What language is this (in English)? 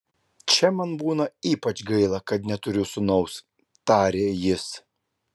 Lithuanian